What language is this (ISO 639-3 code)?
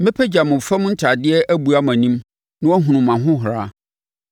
aka